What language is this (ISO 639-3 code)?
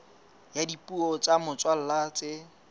sot